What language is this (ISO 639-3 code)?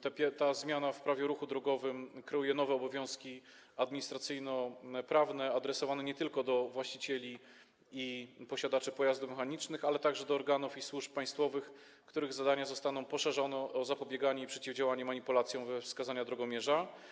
pol